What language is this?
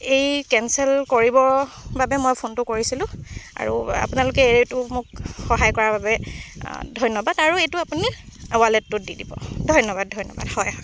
Assamese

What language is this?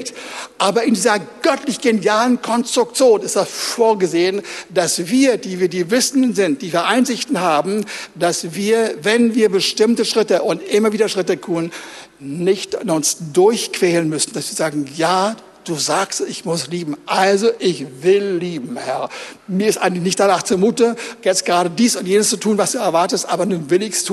German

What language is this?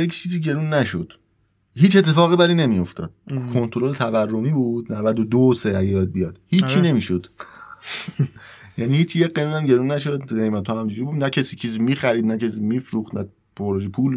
Persian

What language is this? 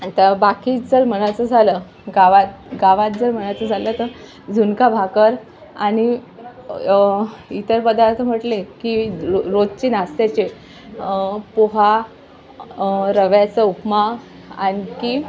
Marathi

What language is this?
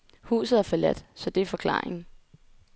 Danish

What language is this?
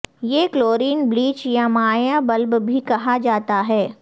Urdu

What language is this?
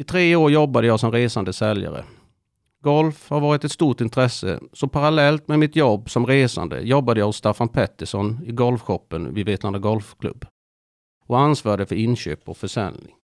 Swedish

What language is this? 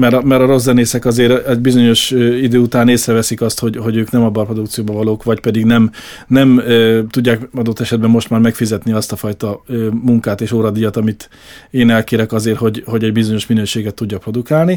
Hungarian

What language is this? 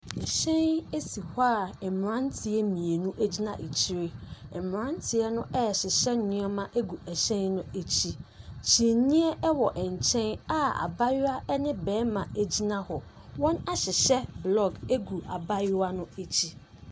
Akan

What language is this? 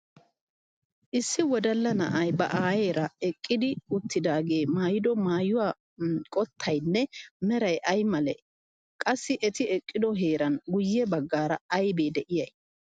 Wolaytta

